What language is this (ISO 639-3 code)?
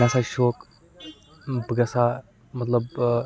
kas